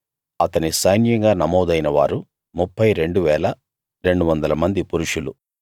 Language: Telugu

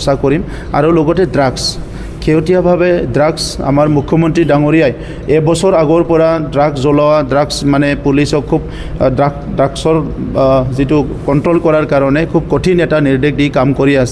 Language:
Bangla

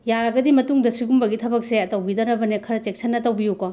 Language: Manipuri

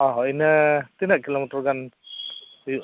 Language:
Santali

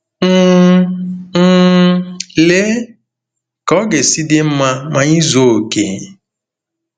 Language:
Igbo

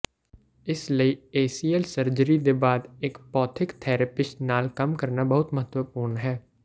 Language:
Punjabi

